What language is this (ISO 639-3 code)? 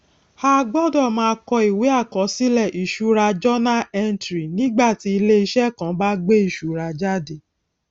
yor